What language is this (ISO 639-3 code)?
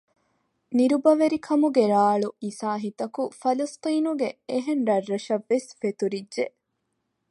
div